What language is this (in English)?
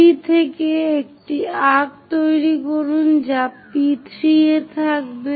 Bangla